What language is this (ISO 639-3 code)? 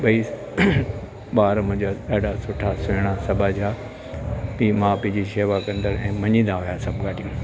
snd